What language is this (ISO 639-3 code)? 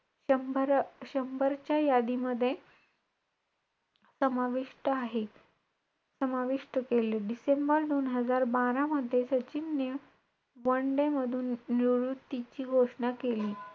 mar